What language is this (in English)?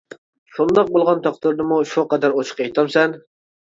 Uyghur